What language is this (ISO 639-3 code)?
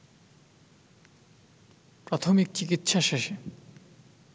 ben